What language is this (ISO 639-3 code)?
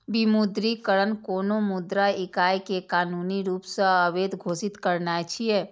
mai